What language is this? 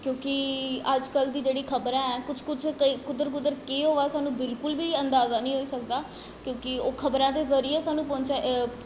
Dogri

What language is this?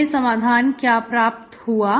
Hindi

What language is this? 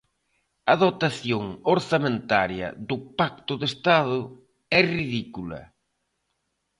Galician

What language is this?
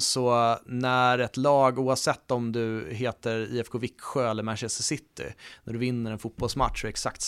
Swedish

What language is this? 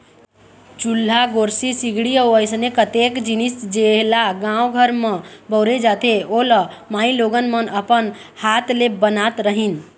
Chhattisgarhi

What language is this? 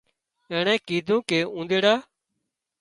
Wadiyara Koli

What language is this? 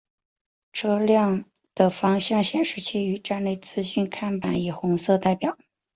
Chinese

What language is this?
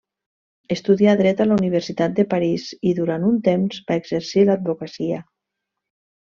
Catalan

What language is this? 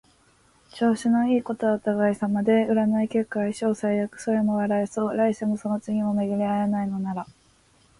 Japanese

